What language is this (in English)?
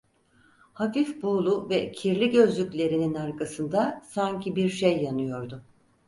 Turkish